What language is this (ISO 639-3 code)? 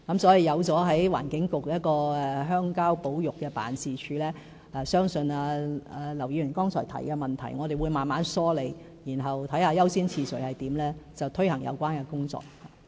yue